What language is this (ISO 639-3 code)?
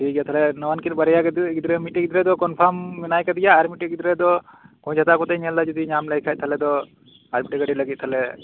sat